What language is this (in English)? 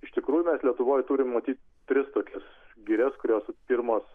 Lithuanian